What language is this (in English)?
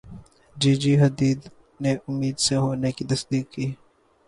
Urdu